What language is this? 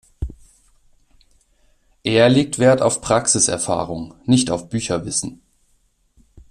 German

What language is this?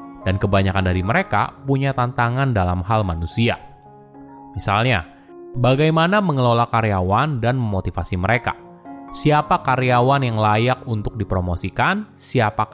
Indonesian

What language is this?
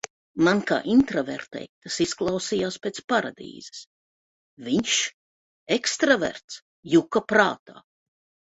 Latvian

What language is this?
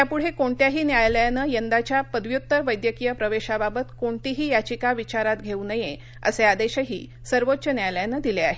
Marathi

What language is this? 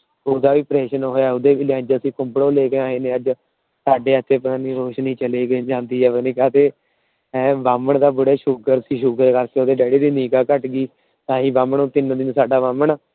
Punjabi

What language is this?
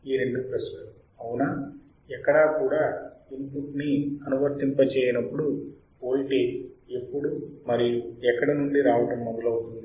Telugu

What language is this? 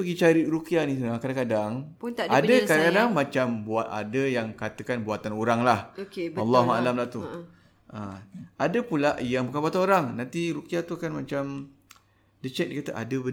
Malay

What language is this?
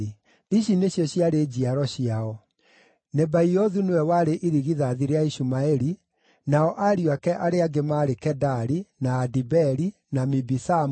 Kikuyu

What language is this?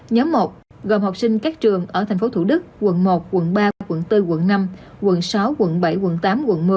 Vietnamese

